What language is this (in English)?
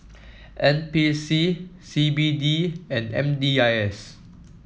English